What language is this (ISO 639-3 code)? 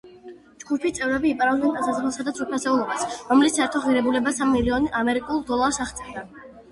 kat